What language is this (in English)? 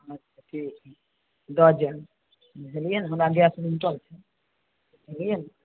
Maithili